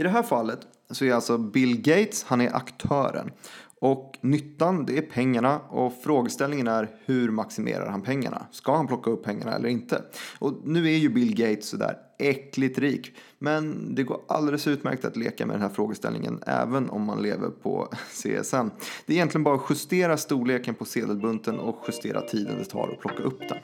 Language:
Swedish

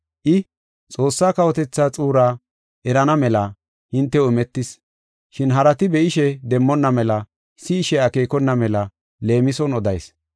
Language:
Gofa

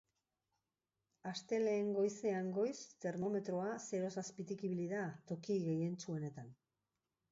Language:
Basque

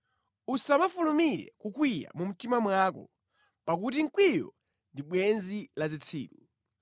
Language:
Nyanja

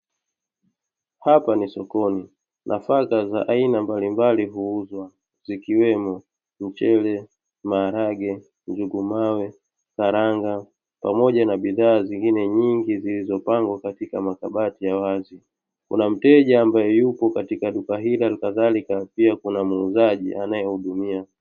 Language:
Swahili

